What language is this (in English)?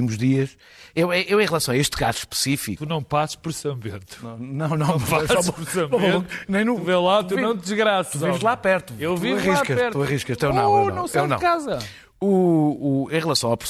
Portuguese